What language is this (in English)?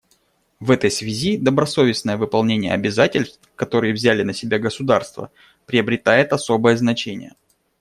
Russian